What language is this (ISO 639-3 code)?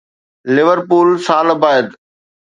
snd